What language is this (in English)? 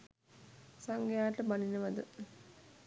Sinhala